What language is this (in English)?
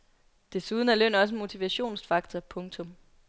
Danish